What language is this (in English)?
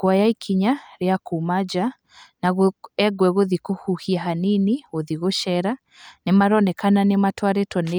Kikuyu